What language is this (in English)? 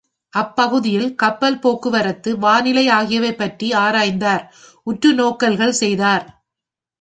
Tamil